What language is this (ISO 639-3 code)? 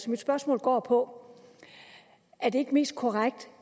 dan